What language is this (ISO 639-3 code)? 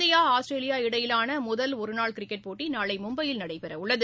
tam